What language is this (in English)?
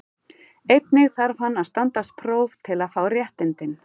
Icelandic